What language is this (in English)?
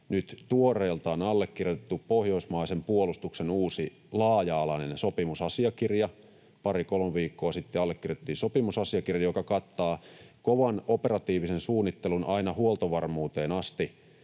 Finnish